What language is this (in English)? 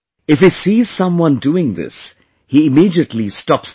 English